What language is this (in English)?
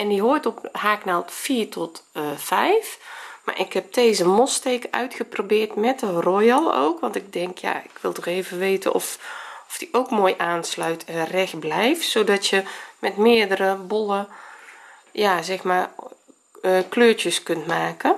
Dutch